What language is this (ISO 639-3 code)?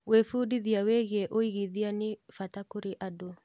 kik